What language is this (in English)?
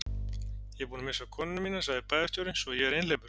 Icelandic